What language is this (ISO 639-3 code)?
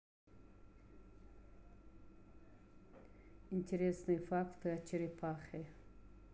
rus